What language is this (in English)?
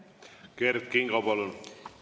Estonian